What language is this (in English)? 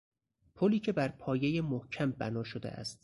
Persian